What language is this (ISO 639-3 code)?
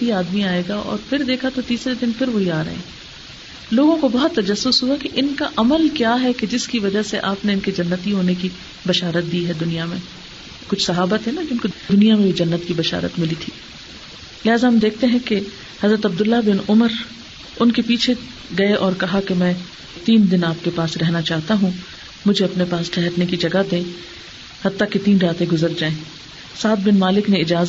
urd